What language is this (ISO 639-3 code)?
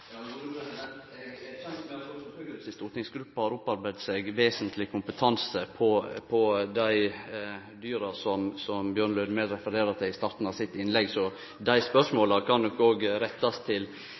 nno